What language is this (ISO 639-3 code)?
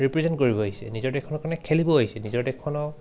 asm